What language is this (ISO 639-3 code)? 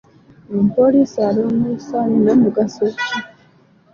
lug